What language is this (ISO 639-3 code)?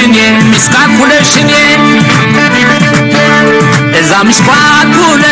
ara